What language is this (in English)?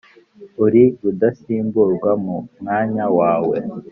Kinyarwanda